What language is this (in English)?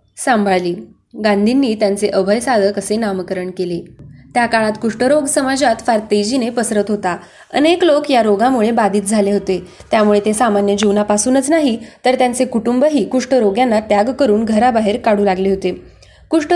Marathi